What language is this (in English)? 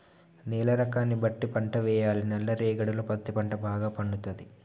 Telugu